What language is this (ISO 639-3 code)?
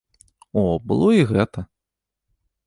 bel